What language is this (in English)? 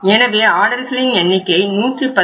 Tamil